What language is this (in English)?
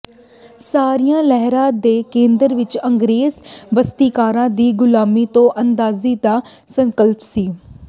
Punjabi